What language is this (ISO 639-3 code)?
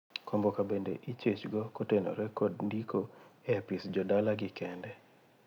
luo